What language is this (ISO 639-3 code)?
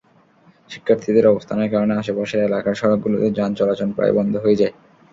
ben